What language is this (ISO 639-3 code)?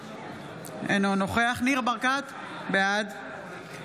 heb